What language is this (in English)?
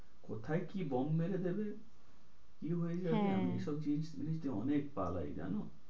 Bangla